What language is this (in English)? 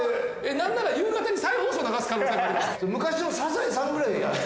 Japanese